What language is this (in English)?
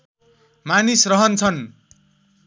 Nepali